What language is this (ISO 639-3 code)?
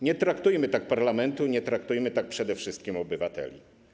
pol